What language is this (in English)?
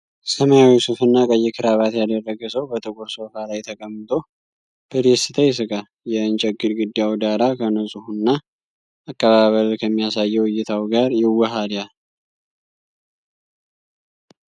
Amharic